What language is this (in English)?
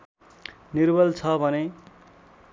Nepali